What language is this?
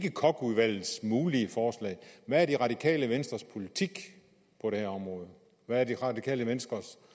Danish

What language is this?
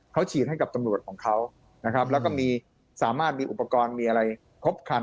Thai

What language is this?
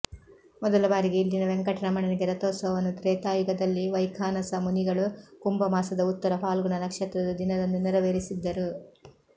Kannada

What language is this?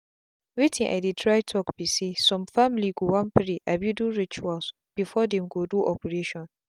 Nigerian Pidgin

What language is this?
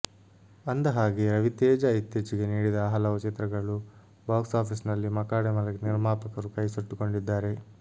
Kannada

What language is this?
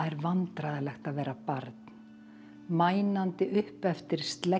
Icelandic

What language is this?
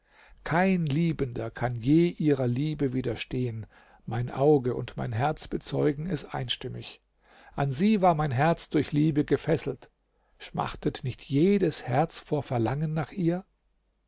German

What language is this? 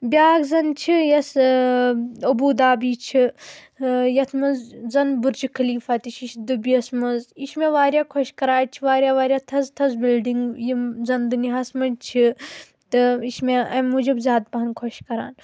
Kashmiri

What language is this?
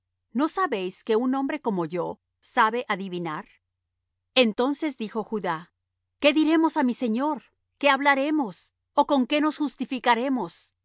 Spanish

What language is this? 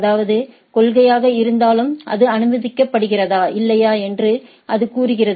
Tamil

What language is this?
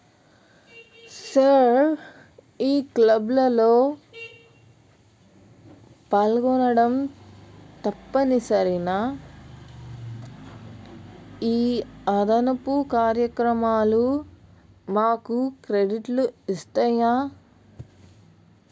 Telugu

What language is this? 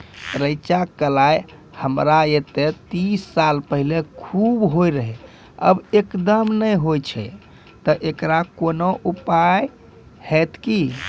Maithili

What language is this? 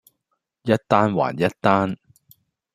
Cantonese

